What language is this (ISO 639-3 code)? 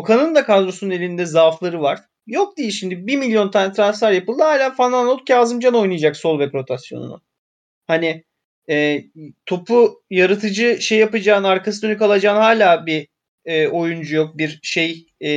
tur